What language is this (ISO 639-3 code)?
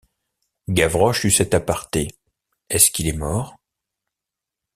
fra